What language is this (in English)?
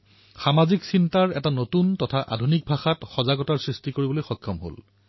Assamese